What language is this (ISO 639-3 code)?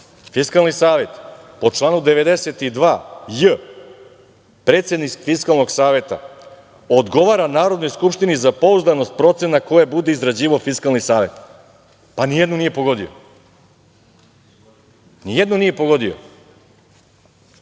srp